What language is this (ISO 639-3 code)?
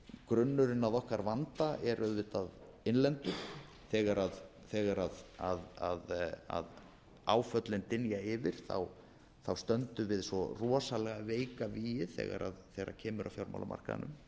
isl